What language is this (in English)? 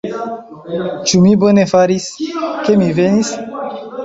Esperanto